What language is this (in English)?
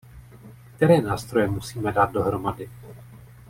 Czech